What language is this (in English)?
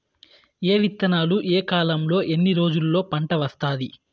Telugu